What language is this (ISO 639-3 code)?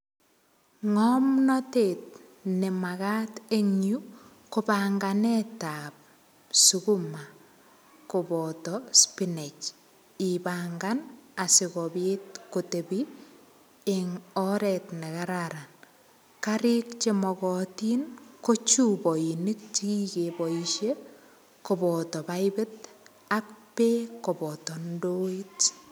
kln